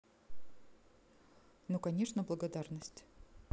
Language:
Russian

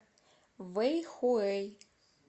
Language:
Russian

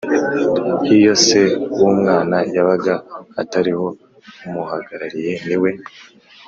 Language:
Kinyarwanda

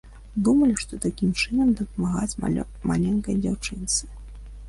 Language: Belarusian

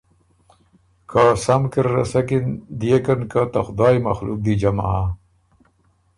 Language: Ormuri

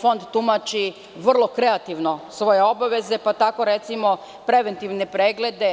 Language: Serbian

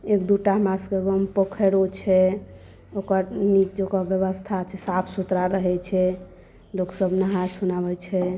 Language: Maithili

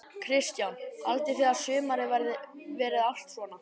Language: Icelandic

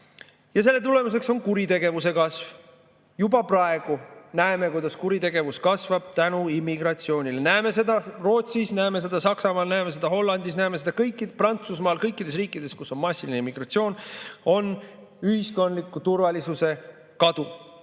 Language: Estonian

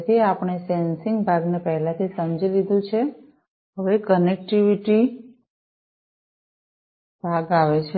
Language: Gujarati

